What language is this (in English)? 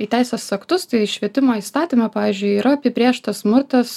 Lithuanian